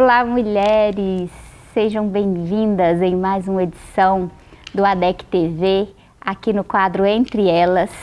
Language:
Portuguese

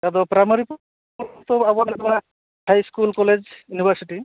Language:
Santali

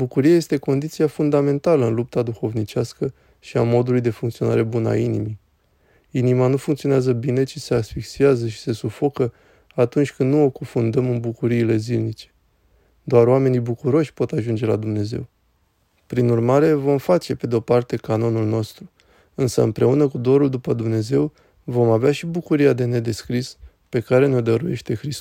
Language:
Romanian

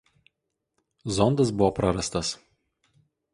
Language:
Lithuanian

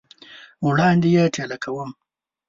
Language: Pashto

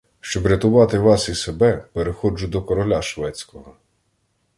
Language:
Ukrainian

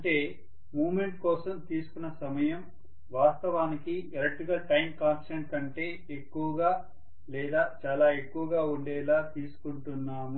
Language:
Telugu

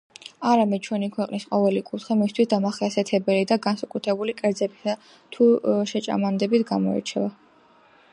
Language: Georgian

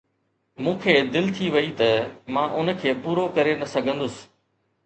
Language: Sindhi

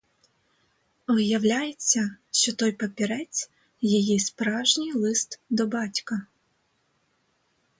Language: Ukrainian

